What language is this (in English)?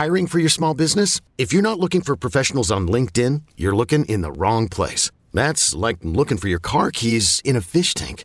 English